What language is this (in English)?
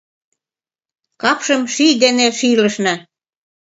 Mari